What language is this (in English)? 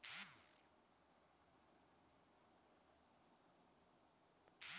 Bhojpuri